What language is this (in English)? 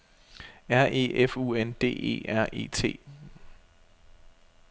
Danish